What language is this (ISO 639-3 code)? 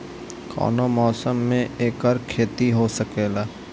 bho